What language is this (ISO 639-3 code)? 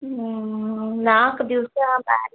kan